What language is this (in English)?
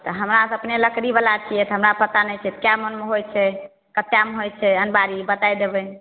Maithili